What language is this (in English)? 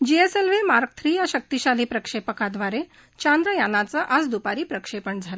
Marathi